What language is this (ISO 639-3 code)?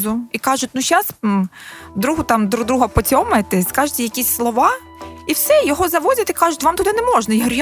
ukr